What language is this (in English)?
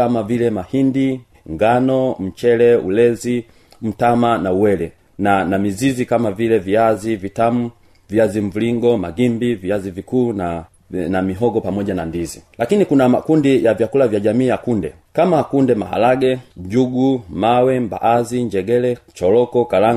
Swahili